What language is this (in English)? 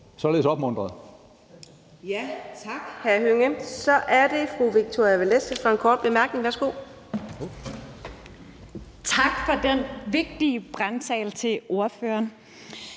Danish